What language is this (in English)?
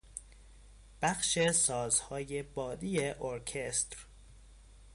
Persian